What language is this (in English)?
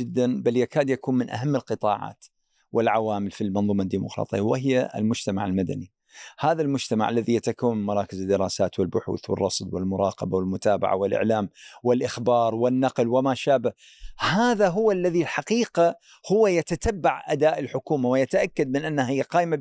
Arabic